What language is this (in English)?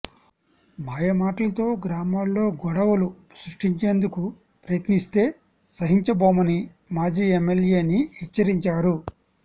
Telugu